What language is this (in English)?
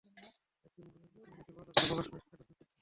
Bangla